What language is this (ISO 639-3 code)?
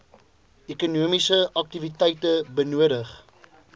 afr